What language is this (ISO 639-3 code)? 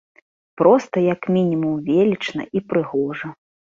bel